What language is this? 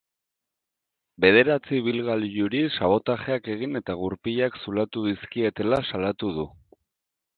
Basque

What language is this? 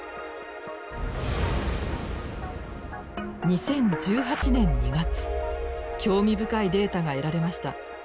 Japanese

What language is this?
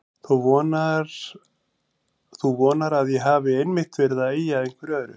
Icelandic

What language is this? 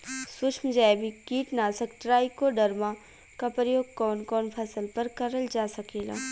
Bhojpuri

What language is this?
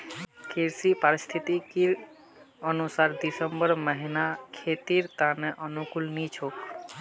Magahi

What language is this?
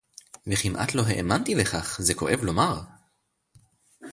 Hebrew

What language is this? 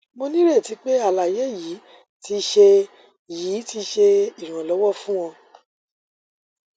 Yoruba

